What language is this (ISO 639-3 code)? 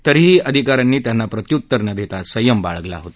mar